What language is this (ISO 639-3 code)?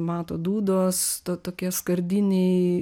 lit